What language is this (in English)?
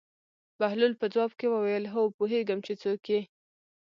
Pashto